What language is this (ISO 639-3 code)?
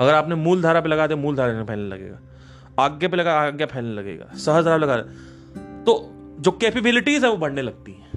hin